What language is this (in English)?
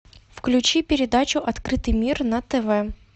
Russian